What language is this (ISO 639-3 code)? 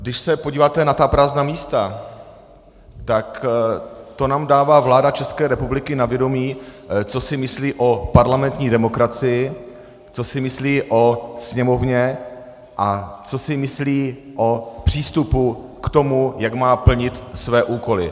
ces